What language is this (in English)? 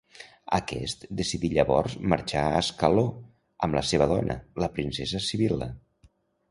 Catalan